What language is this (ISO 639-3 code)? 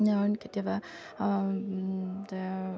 asm